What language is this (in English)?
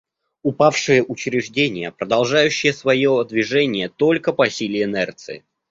Russian